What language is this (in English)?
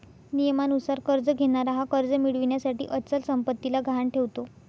Marathi